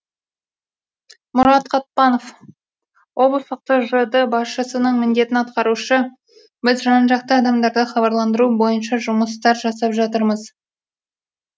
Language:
Kazakh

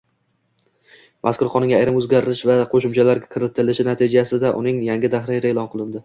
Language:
Uzbek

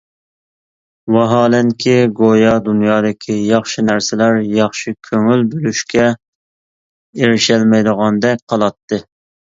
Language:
Uyghur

